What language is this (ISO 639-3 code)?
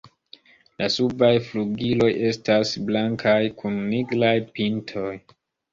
epo